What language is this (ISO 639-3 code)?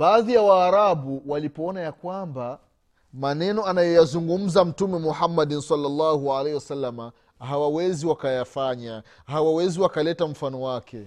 swa